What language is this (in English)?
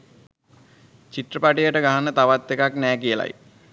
Sinhala